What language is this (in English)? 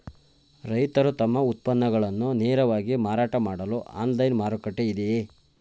Kannada